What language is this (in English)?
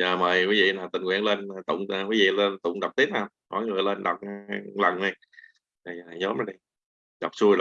Vietnamese